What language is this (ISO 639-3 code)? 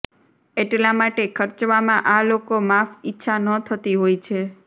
guj